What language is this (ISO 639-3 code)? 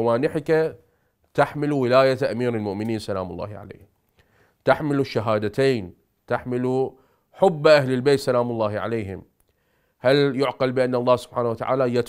ara